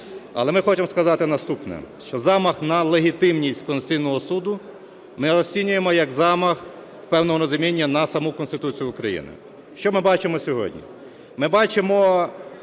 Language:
Ukrainian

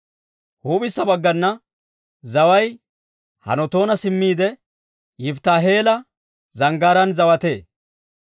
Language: Dawro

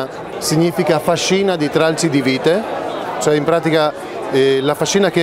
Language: Italian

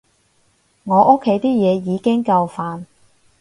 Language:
Cantonese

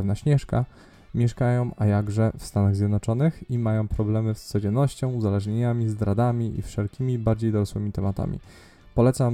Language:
Polish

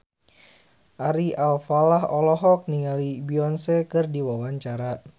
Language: Sundanese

